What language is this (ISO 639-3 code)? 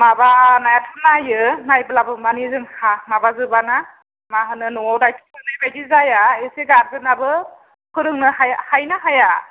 brx